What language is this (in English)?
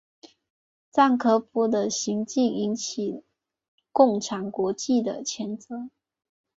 Chinese